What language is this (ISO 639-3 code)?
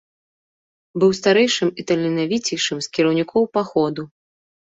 bel